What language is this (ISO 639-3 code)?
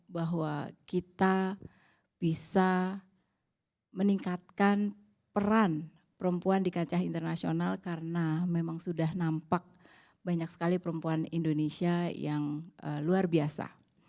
ind